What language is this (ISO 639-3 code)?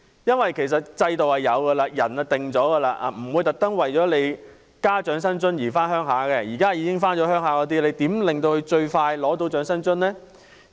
yue